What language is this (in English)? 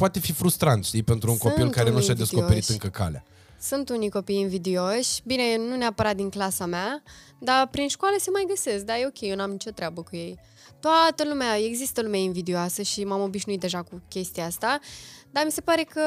Romanian